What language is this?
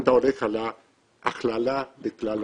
Hebrew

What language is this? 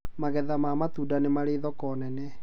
Kikuyu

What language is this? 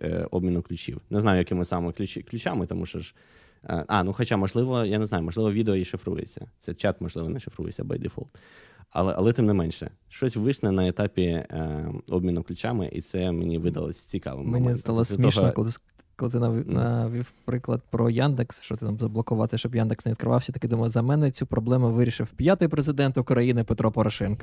Ukrainian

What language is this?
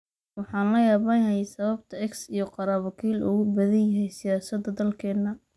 Somali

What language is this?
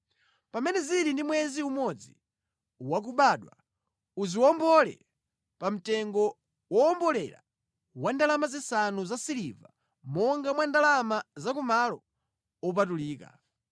Nyanja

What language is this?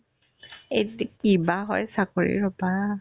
Assamese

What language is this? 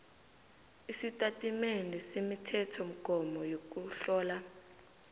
South Ndebele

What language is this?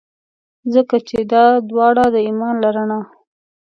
Pashto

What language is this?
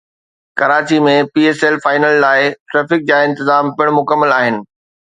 Sindhi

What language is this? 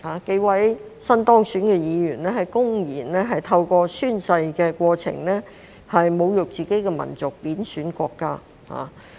Cantonese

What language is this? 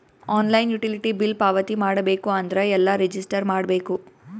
Kannada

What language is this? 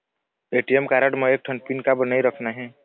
Chhattisgarhi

